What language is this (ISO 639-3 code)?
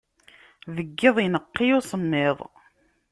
kab